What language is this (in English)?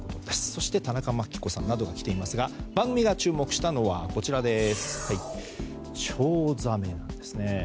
Japanese